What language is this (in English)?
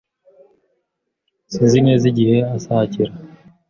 Kinyarwanda